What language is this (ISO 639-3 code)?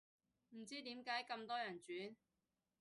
yue